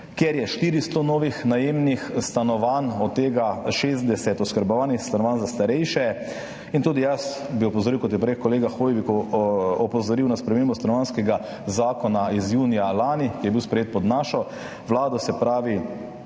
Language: Slovenian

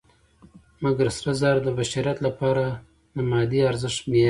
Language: Pashto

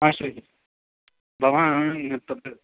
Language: Sanskrit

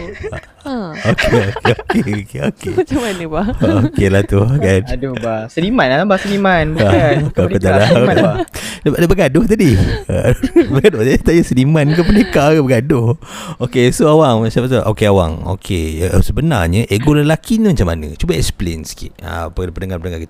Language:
Malay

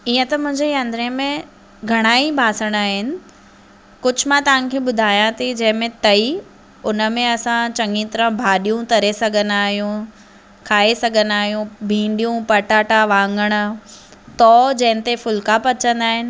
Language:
Sindhi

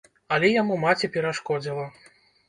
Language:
Belarusian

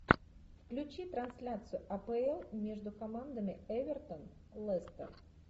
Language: Russian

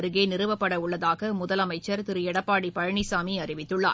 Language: Tamil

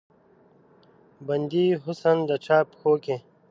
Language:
Pashto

